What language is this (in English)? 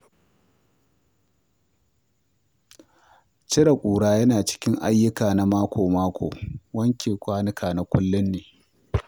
Hausa